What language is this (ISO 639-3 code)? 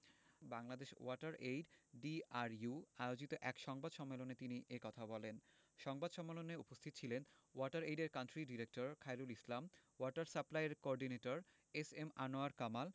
ben